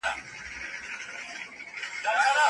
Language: Pashto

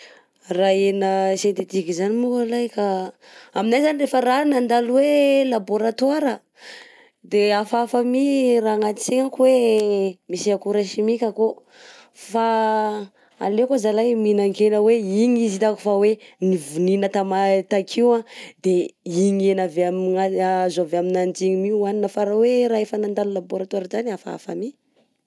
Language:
Southern Betsimisaraka Malagasy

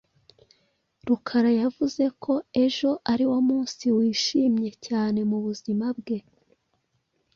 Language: Kinyarwanda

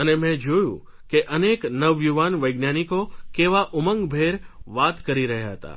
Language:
Gujarati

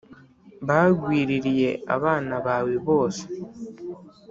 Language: Kinyarwanda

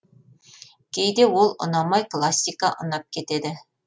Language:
Kazakh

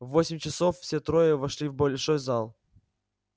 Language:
Russian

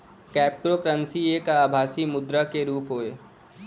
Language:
Bhojpuri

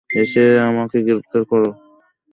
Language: Bangla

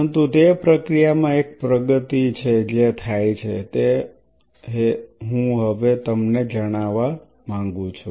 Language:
Gujarati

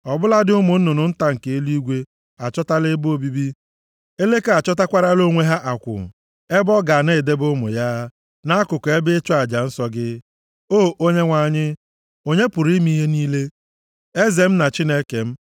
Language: Igbo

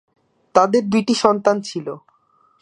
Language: Bangla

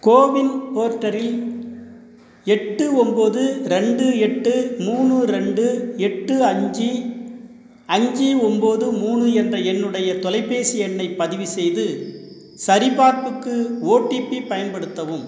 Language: Tamil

